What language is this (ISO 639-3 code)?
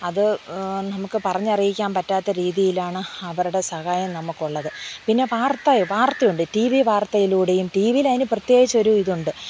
mal